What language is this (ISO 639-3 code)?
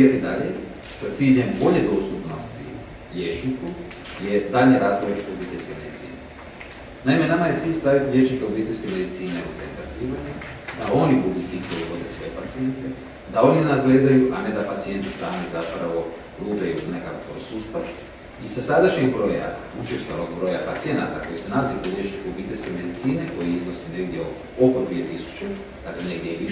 ron